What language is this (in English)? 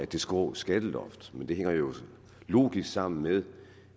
Danish